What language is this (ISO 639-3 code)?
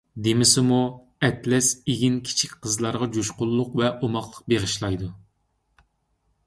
uig